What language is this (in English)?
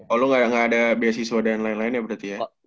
Indonesian